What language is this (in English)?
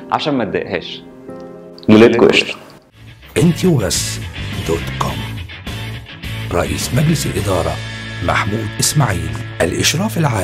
Arabic